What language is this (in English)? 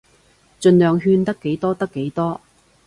Cantonese